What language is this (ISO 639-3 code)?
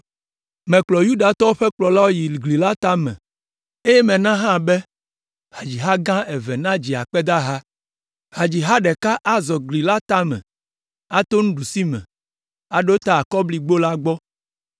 ewe